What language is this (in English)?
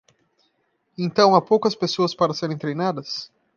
Portuguese